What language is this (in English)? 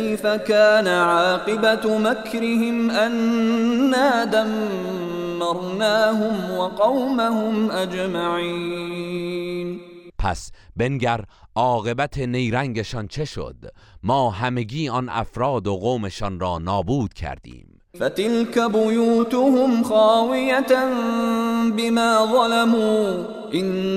Persian